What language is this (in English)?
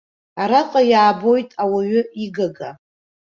Abkhazian